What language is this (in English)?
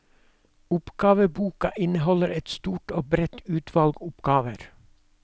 Norwegian